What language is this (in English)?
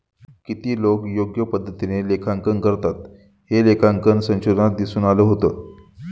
Marathi